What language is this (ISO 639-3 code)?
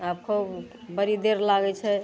mai